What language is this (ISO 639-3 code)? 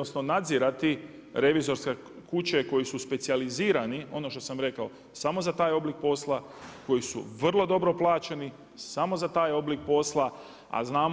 hrv